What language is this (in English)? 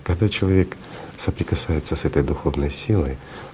Russian